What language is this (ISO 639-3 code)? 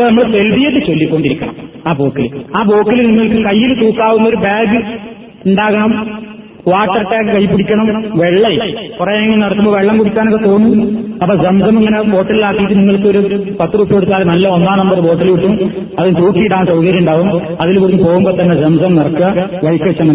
mal